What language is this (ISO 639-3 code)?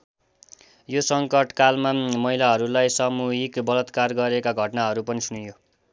nep